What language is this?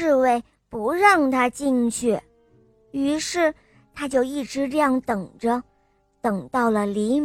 Chinese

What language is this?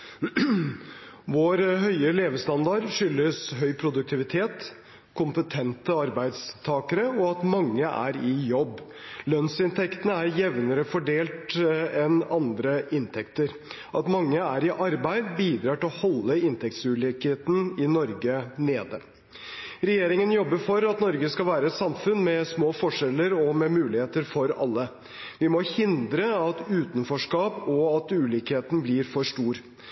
Norwegian Bokmål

